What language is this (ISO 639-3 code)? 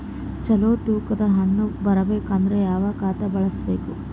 kan